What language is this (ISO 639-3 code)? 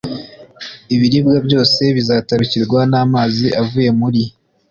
kin